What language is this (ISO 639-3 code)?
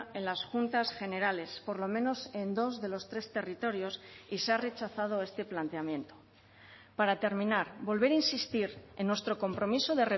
spa